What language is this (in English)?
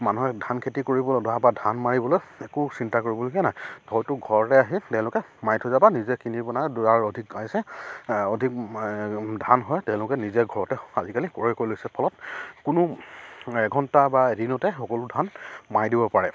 Assamese